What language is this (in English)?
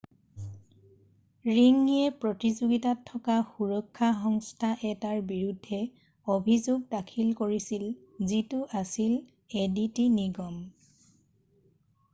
Assamese